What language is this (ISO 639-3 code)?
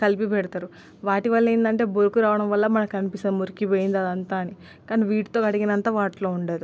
tel